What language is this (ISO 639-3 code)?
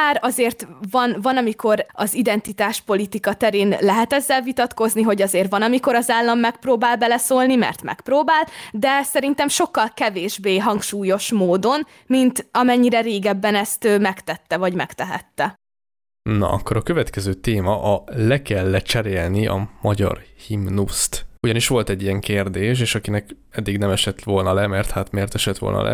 hun